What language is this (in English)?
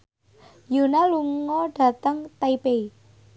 Javanese